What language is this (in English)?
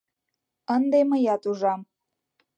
Mari